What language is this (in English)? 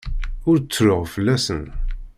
Kabyle